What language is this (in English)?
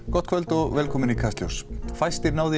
Icelandic